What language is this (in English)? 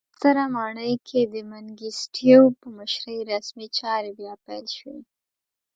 Pashto